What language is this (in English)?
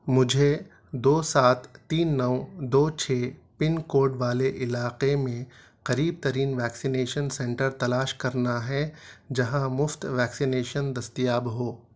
Urdu